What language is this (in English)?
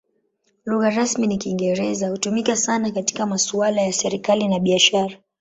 Swahili